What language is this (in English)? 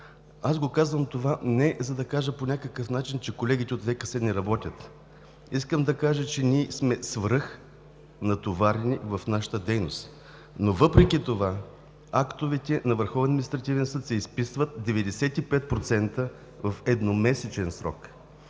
Bulgarian